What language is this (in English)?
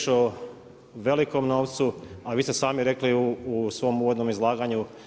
Croatian